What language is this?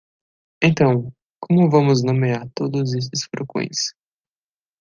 Portuguese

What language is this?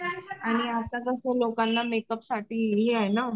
Marathi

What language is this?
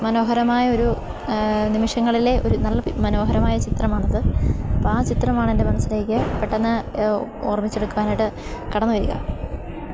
Malayalam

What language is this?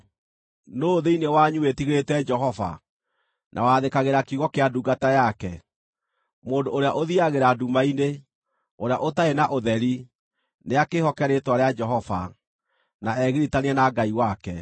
Kikuyu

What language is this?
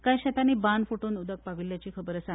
Konkani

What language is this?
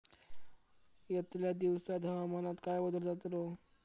Marathi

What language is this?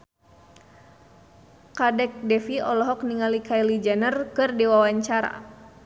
Sundanese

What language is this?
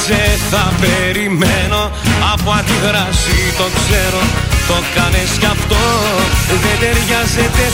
Greek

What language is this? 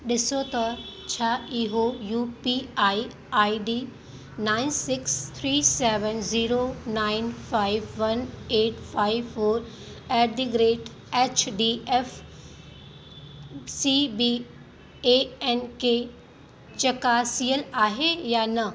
Sindhi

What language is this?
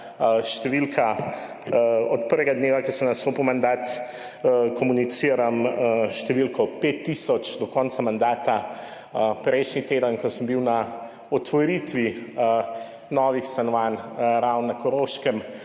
Slovenian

